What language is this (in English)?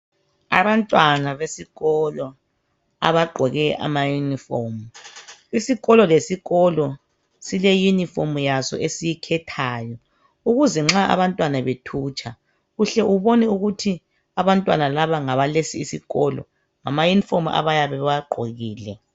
North Ndebele